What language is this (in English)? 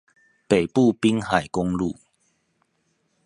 Chinese